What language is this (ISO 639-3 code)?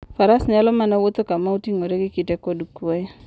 luo